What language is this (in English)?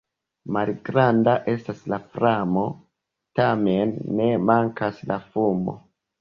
Esperanto